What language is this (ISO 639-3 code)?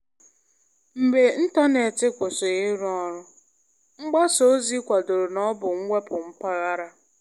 ibo